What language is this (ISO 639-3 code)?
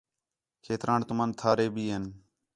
xhe